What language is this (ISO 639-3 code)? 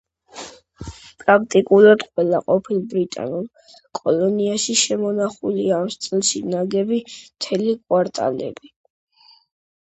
kat